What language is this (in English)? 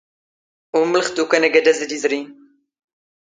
Standard Moroccan Tamazight